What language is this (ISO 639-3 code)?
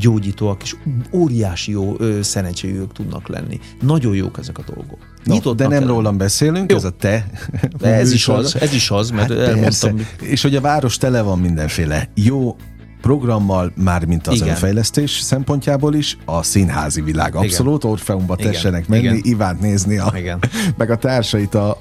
hun